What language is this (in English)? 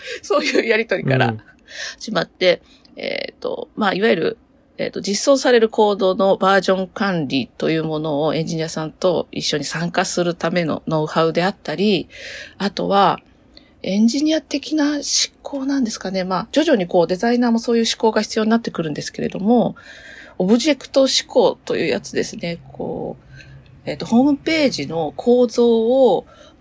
Japanese